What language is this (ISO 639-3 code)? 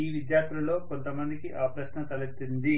tel